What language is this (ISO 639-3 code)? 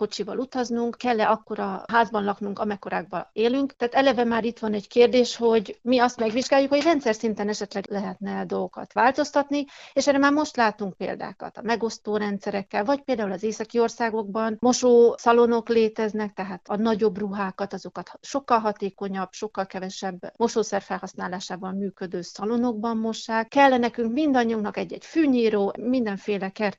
hun